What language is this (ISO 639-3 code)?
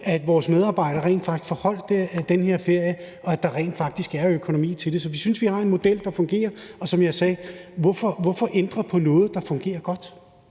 dan